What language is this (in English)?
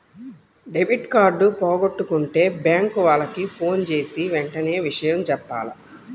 Telugu